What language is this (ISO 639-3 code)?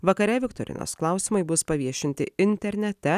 lit